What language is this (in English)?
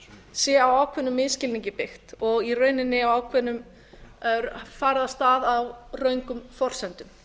Icelandic